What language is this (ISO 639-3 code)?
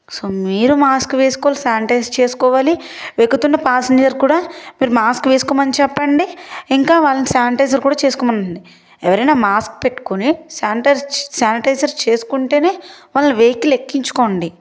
tel